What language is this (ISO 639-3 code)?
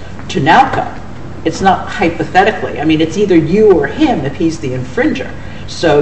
eng